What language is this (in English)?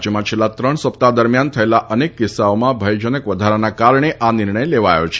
Gujarati